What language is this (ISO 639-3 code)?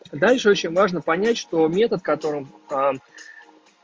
rus